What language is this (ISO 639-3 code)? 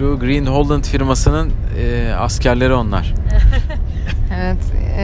tur